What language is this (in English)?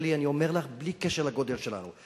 Hebrew